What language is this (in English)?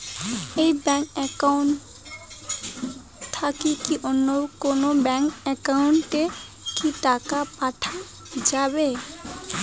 Bangla